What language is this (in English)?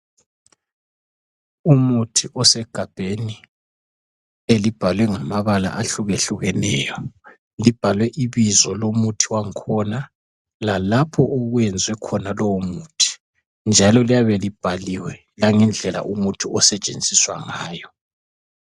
North Ndebele